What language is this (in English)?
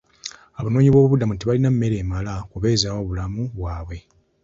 Ganda